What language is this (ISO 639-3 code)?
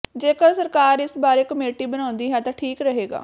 pan